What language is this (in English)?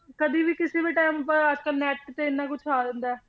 Punjabi